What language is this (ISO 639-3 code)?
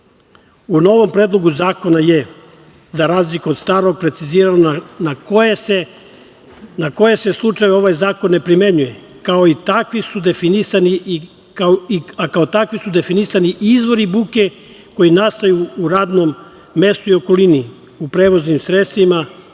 srp